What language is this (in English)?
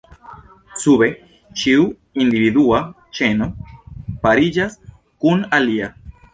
Esperanto